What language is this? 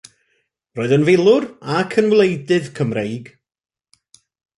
Welsh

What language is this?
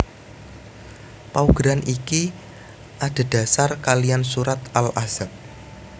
Javanese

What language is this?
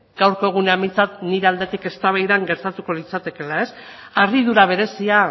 Basque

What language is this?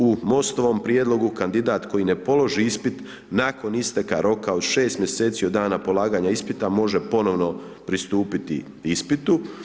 Croatian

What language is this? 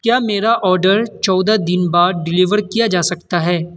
Urdu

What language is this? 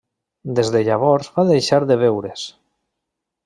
Catalan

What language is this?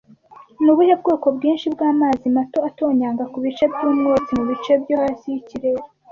Kinyarwanda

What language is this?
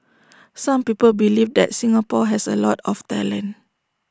English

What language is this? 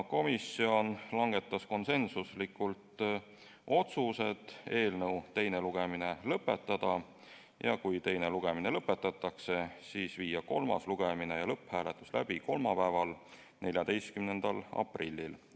Estonian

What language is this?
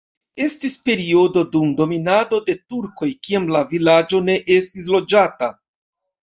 Esperanto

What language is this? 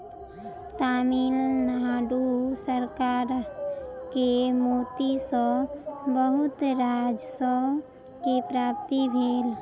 Maithili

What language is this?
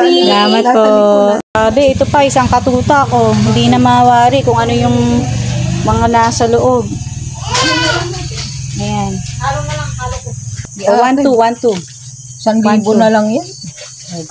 Filipino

